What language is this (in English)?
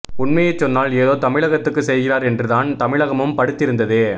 Tamil